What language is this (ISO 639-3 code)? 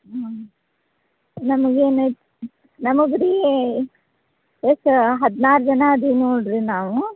kan